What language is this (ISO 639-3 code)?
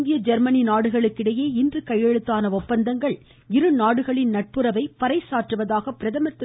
tam